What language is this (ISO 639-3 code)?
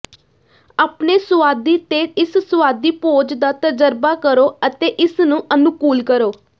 pan